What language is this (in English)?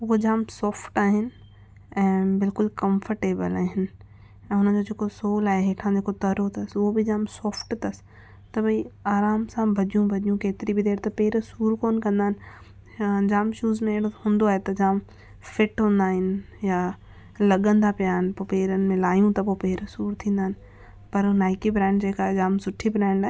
Sindhi